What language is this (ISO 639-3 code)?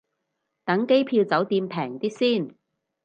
yue